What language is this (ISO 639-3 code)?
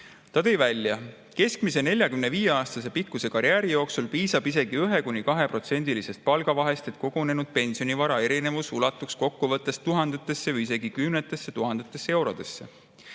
est